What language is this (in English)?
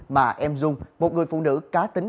Vietnamese